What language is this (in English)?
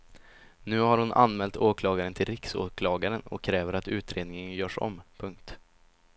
Swedish